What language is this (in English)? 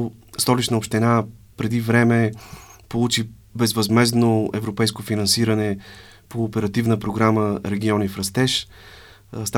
Bulgarian